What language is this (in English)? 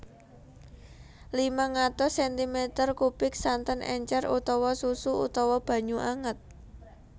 Javanese